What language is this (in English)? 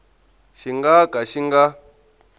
Tsonga